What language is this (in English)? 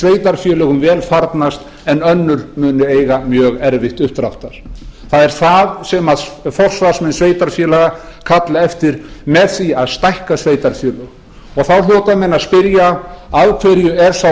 Icelandic